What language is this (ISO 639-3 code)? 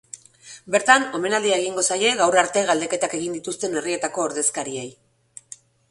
eus